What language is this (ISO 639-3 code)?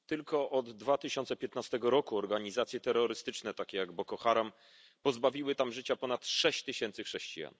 pol